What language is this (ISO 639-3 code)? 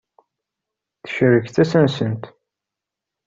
kab